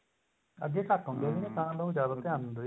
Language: Punjabi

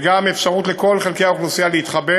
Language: Hebrew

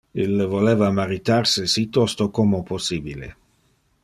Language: Interlingua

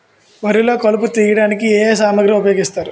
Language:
Telugu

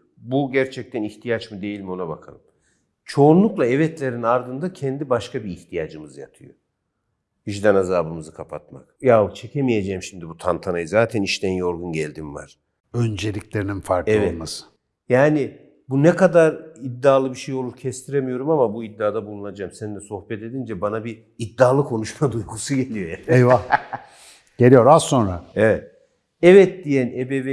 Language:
Turkish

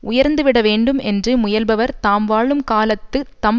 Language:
Tamil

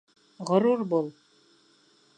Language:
Bashkir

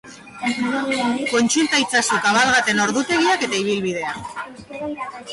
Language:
Basque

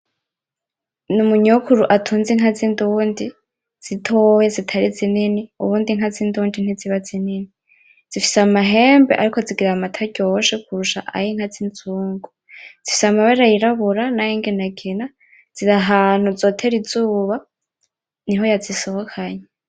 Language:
Rundi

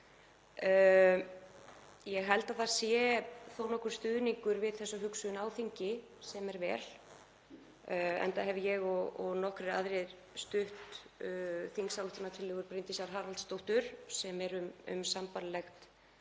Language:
Icelandic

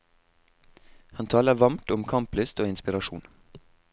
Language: Norwegian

